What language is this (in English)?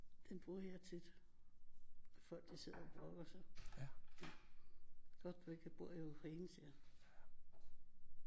Danish